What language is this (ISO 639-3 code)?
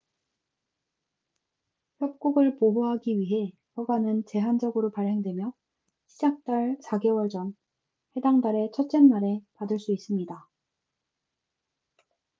kor